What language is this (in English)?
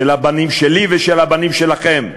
Hebrew